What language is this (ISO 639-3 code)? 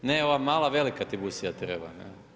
hrv